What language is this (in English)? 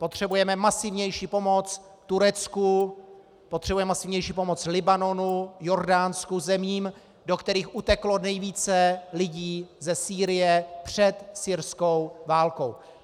Czech